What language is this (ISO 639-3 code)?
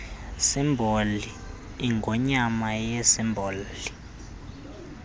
xho